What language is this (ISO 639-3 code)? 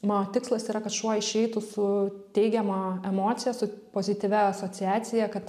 lit